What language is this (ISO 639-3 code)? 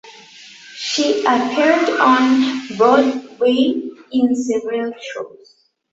eng